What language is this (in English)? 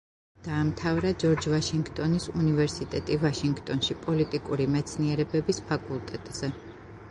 Georgian